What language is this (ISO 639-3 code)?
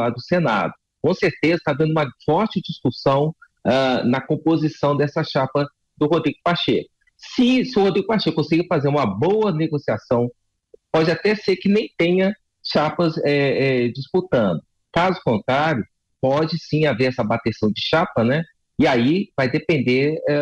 por